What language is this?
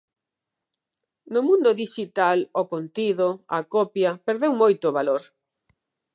Galician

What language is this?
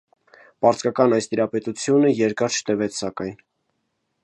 Armenian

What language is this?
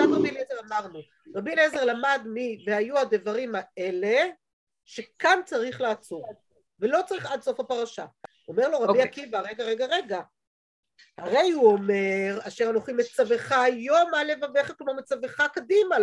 Hebrew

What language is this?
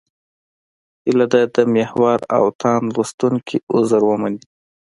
Pashto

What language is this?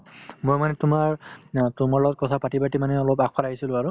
Assamese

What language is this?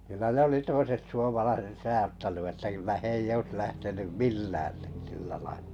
Finnish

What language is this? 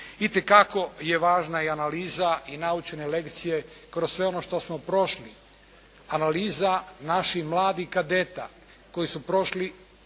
Croatian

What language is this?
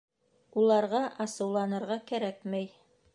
Bashkir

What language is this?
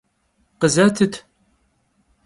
Kabardian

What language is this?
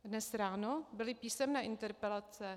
Czech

